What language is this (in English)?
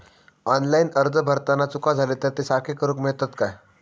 Marathi